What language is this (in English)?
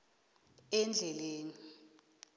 South Ndebele